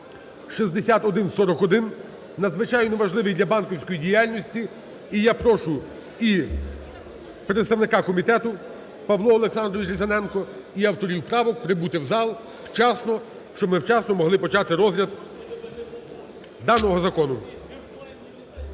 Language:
Ukrainian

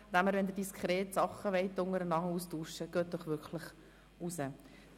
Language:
Swiss German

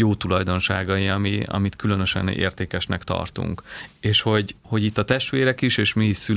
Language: Hungarian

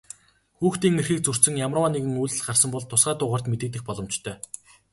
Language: Mongolian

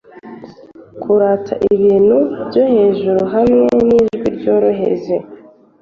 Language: Kinyarwanda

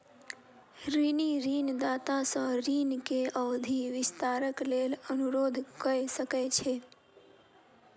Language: Maithili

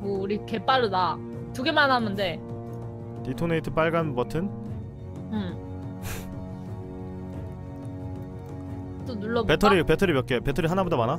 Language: Korean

